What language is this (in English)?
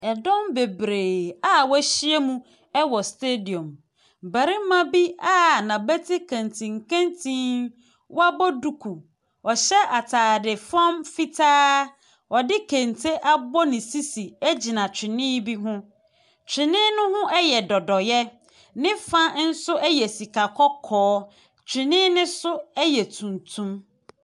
Akan